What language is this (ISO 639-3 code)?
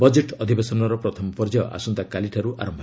ori